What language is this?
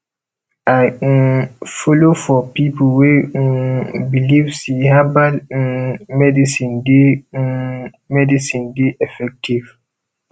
Nigerian Pidgin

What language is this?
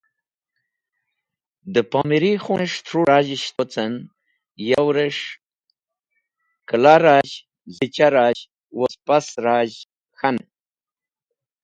Wakhi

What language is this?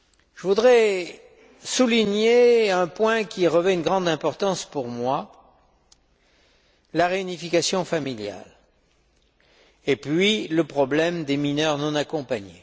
French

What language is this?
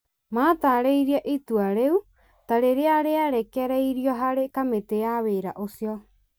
Kikuyu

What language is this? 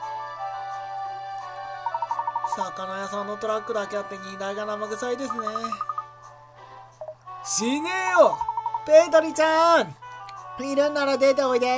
Japanese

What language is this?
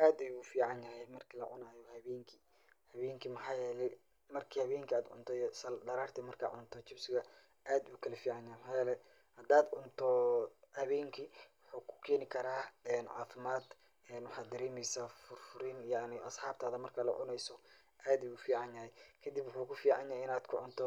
Somali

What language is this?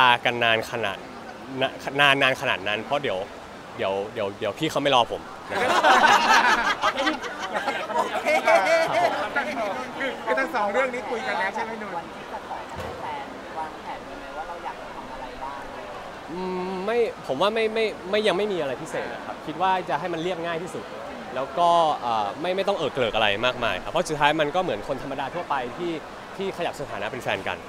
Thai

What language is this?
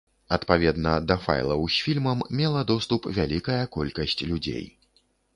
Belarusian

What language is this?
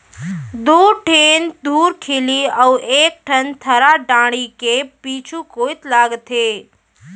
Chhattisgarhi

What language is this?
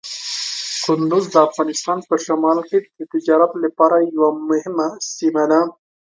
Pashto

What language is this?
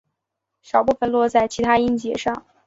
Chinese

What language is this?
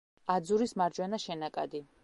Georgian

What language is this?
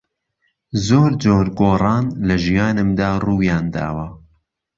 Central Kurdish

